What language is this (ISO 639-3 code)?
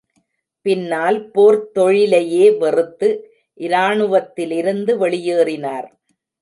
tam